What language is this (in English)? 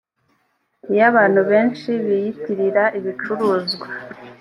Kinyarwanda